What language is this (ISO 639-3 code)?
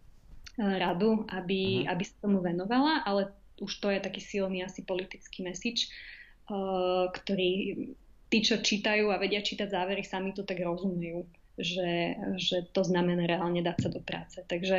slk